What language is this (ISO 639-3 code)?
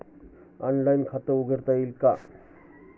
mar